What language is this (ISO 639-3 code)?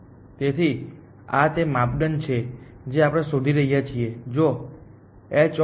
guj